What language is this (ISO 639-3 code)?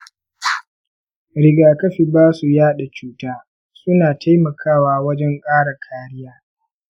hau